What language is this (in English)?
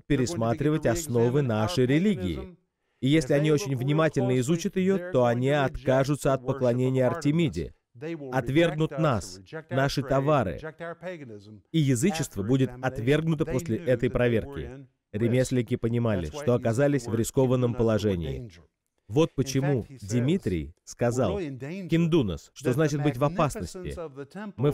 Russian